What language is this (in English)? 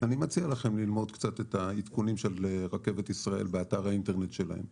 Hebrew